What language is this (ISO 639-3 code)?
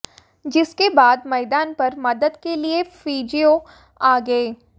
hin